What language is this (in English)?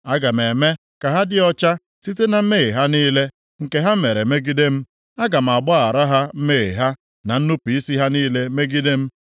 Igbo